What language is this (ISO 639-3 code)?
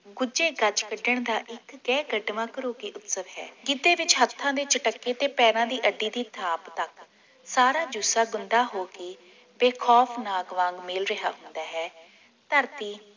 pan